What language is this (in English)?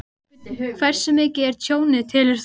Icelandic